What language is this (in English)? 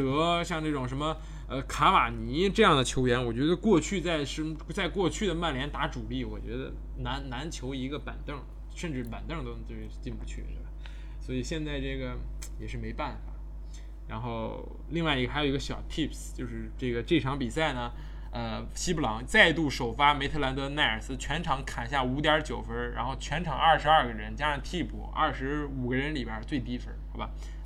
Chinese